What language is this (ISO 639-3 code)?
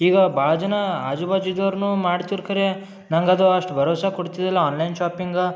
kan